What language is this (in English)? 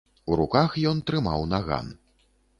Belarusian